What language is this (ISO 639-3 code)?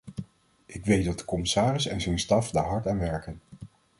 nld